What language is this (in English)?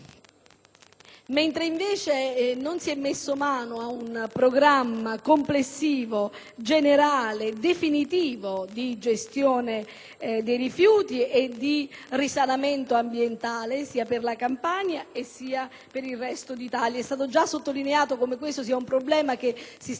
Italian